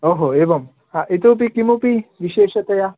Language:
Sanskrit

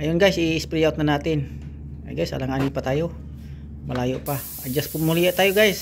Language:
Filipino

